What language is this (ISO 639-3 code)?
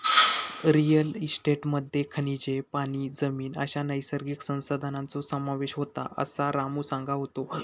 mar